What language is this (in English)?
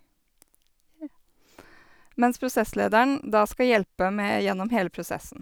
Norwegian